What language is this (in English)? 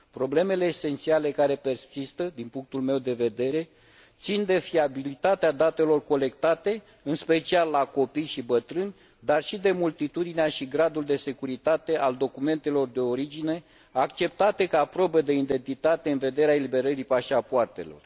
Romanian